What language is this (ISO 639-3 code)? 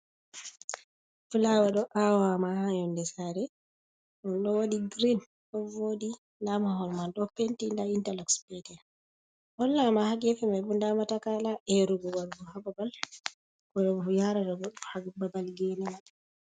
ful